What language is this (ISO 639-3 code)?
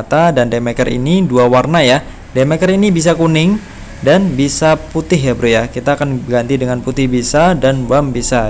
ind